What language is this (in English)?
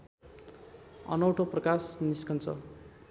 Nepali